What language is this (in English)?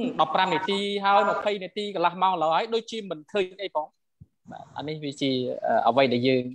Vietnamese